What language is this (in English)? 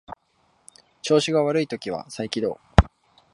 Japanese